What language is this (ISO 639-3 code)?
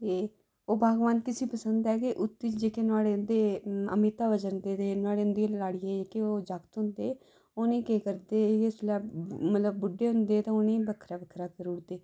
doi